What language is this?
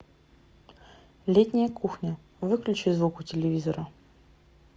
Russian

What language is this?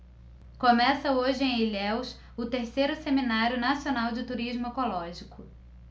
Portuguese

